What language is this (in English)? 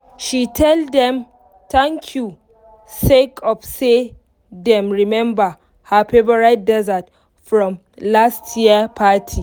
Nigerian Pidgin